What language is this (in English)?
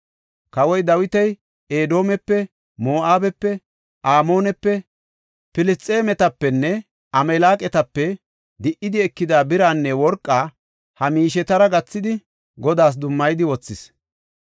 Gofa